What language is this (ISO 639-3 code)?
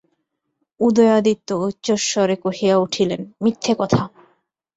ben